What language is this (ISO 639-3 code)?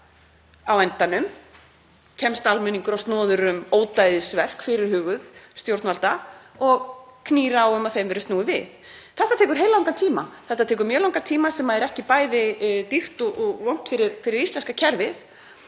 isl